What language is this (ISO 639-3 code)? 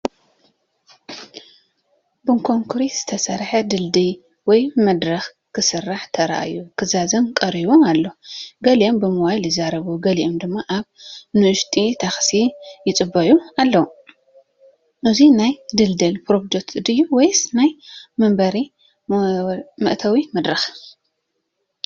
tir